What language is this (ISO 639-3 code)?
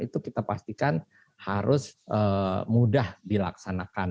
ind